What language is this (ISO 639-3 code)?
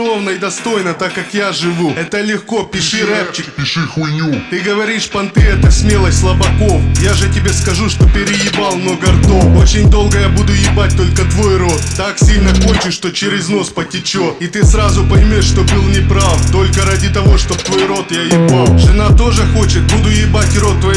rus